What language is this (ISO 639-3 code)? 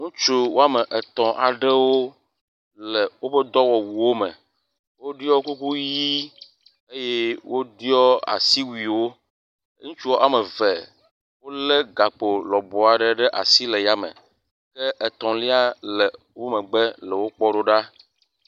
ewe